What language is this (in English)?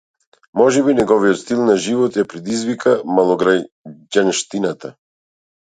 Macedonian